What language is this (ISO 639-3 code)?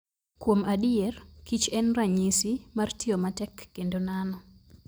luo